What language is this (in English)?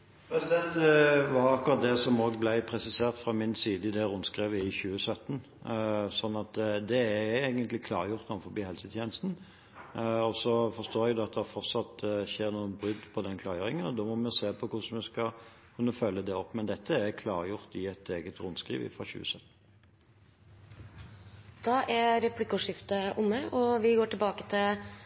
Norwegian